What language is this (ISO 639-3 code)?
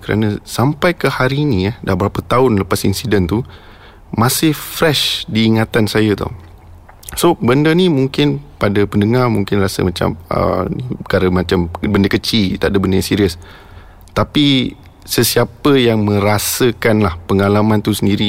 msa